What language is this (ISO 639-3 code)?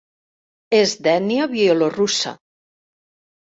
cat